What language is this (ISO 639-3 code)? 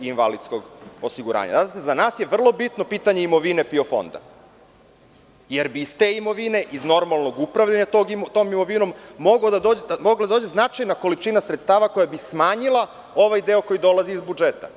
srp